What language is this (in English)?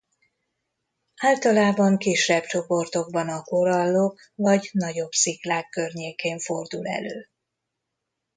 Hungarian